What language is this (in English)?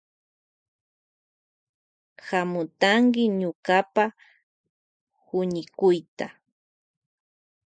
Loja Highland Quichua